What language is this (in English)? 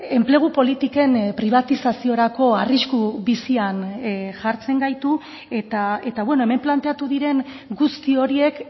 Basque